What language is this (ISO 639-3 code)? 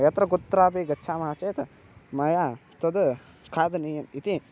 san